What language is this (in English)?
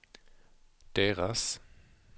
Swedish